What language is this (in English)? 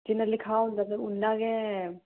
Dogri